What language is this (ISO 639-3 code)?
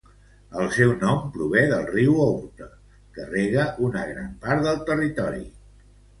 cat